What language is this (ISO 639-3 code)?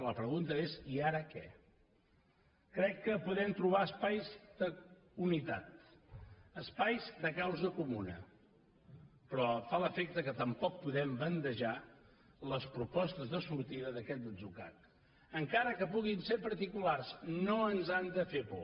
cat